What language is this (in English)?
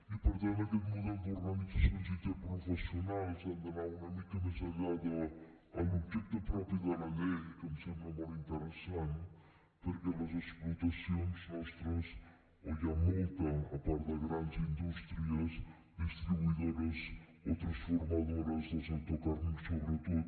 Catalan